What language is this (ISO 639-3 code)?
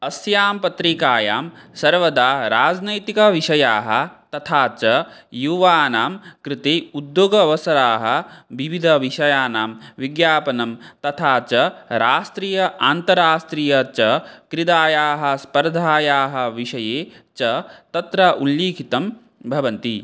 san